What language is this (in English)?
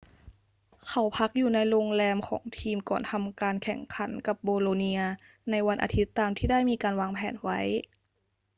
Thai